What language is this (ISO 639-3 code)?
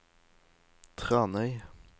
nor